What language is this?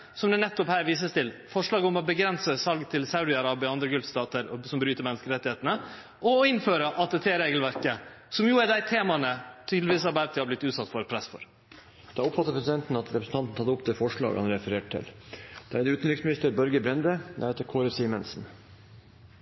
Norwegian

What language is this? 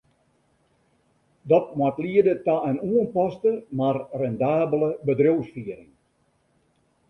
Western Frisian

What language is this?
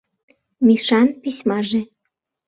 Mari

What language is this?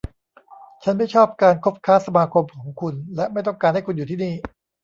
Thai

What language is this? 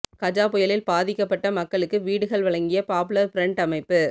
Tamil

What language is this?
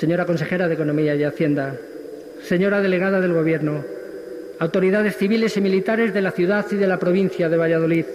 Spanish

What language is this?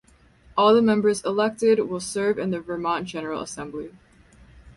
English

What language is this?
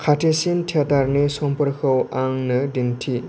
Bodo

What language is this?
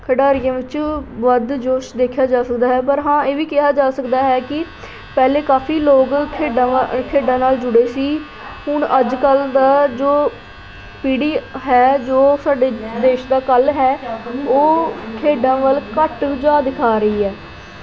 Punjabi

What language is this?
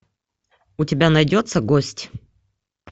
Russian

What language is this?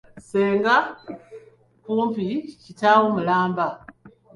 Ganda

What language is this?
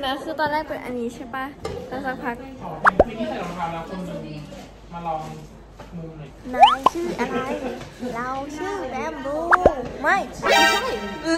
Thai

